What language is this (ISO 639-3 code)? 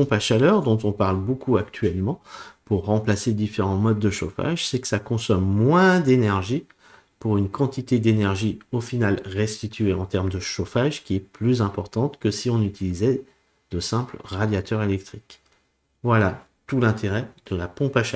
fra